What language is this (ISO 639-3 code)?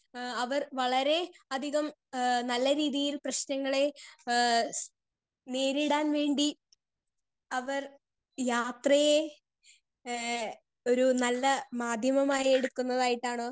mal